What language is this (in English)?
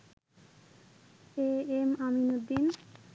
Bangla